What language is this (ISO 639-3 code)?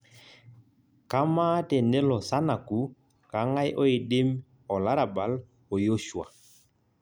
mas